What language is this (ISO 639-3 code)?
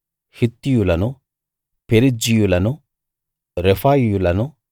tel